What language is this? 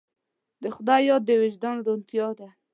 Pashto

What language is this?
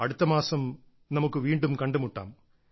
Malayalam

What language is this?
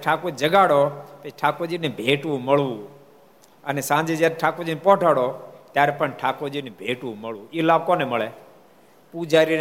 Gujarati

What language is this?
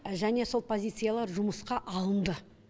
Kazakh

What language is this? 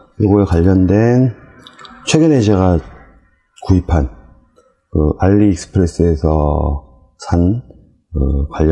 Korean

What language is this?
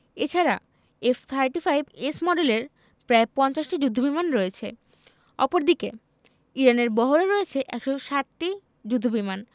Bangla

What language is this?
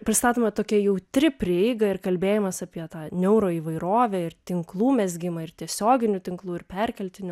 Lithuanian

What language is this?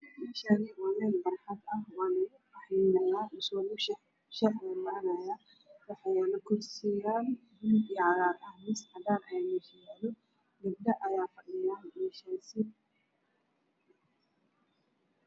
Somali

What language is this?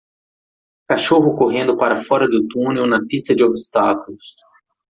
Portuguese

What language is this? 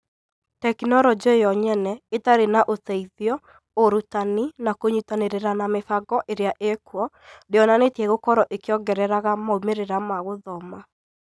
Kikuyu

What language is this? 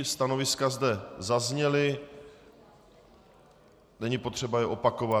Czech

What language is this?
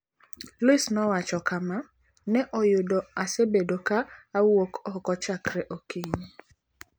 Luo (Kenya and Tanzania)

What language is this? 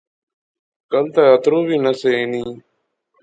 Pahari-Potwari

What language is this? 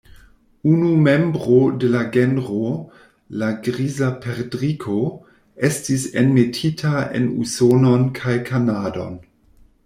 Esperanto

